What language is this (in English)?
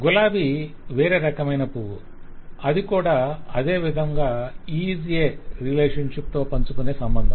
Telugu